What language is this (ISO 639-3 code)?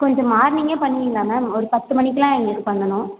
tam